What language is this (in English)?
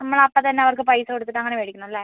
Malayalam